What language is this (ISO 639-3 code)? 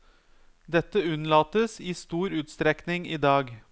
nor